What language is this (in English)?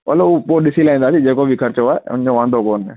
Sindhi